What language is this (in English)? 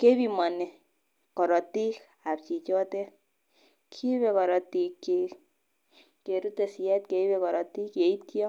Kalenjin